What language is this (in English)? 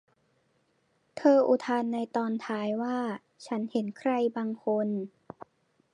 Thai